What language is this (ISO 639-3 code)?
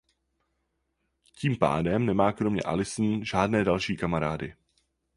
ces